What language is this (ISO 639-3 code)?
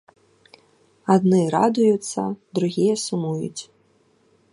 bel